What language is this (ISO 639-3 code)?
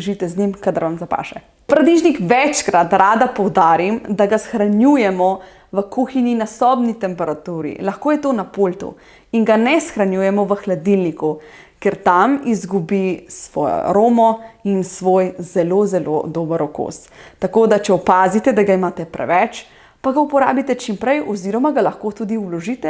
slv